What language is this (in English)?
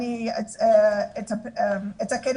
Hebrew